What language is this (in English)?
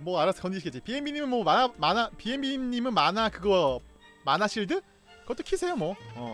Korean